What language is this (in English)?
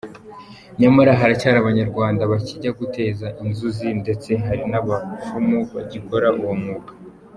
Kinyarwanda